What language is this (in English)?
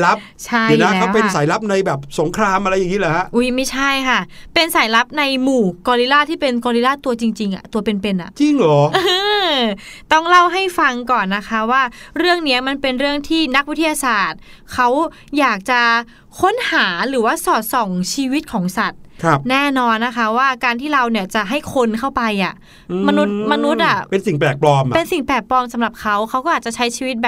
Thai